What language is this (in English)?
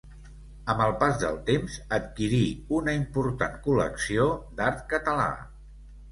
Catalan